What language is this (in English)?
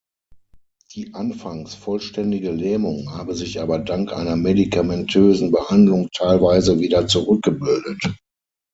German